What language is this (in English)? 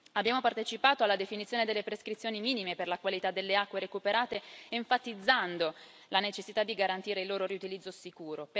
Italian